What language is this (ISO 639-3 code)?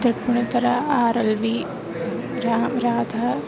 san